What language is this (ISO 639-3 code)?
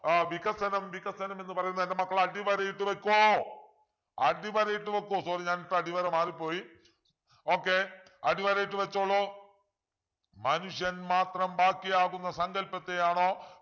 mal